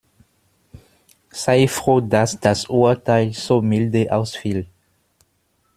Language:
German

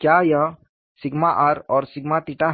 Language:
Hindi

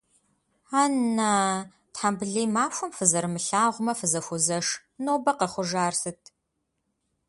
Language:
Kabardian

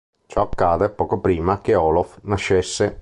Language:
Italian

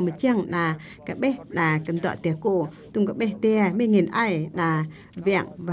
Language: Vietnamese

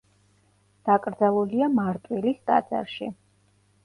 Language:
Georgian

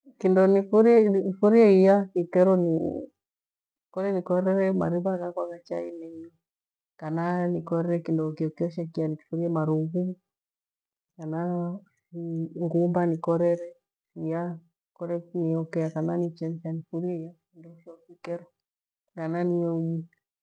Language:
Gweno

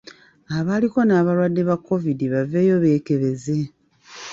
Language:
Ganda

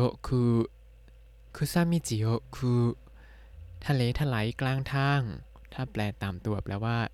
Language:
Thai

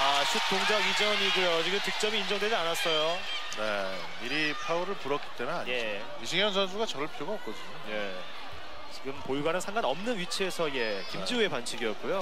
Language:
Korean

